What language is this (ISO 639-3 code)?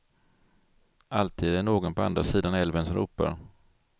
swe